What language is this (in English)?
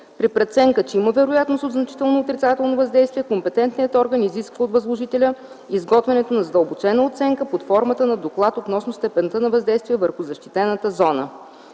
Bulgarian